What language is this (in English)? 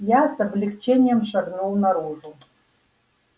Russian